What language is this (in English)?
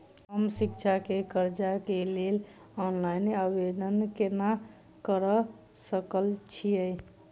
Maithili